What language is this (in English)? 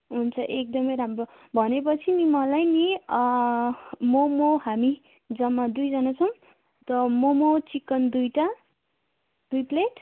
Nepali